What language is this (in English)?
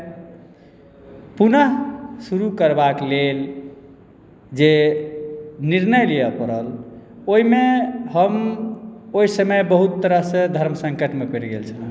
Maithili